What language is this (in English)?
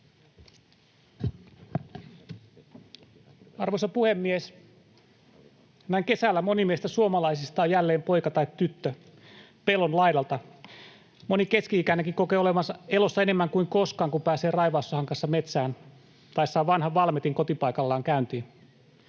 Finnish